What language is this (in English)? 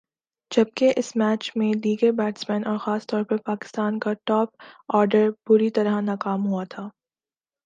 Urdu